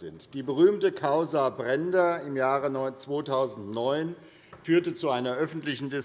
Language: German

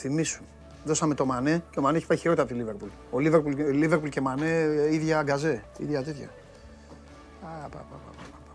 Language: Greek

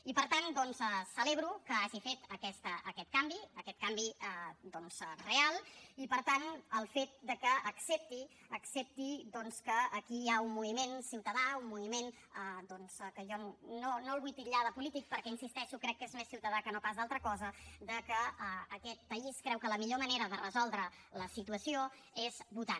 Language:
Catalan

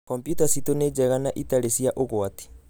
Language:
Kikuyu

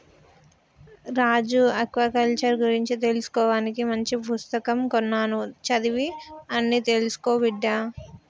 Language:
Telugu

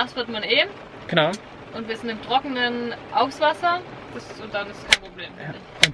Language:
German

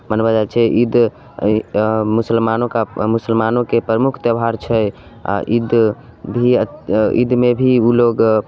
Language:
Maithili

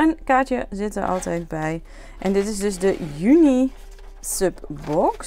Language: Dutch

